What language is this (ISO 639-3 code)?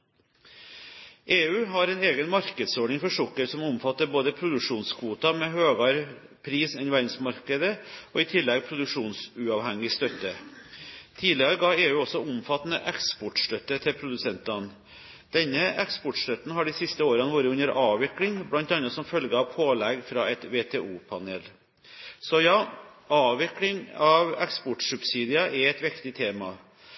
nob